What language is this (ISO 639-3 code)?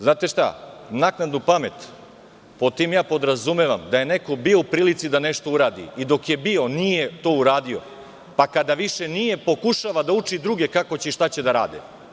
srp